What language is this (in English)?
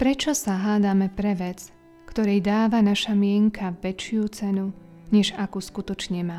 Slovak